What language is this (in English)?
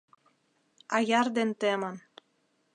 Mari